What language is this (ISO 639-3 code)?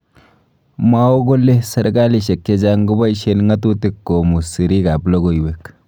kln